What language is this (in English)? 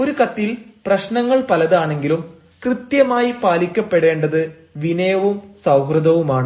Malayalam